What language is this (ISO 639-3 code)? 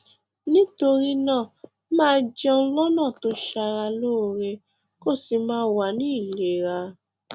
yor